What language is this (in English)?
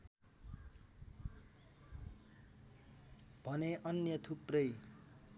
Nepali